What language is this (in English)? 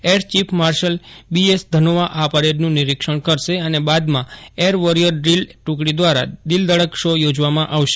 Gujarati